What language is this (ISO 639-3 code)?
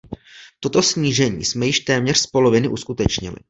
ces